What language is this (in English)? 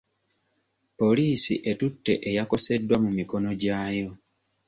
Ganda